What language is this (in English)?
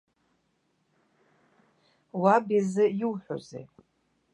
Abkhazian